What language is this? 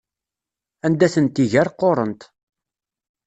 Kabyle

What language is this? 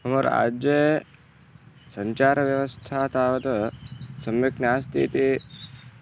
Sanskrit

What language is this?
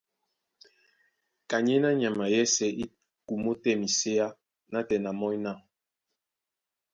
Duala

